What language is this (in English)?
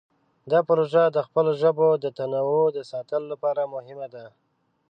Pashto